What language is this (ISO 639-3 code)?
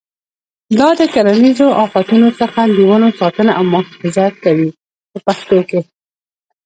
pus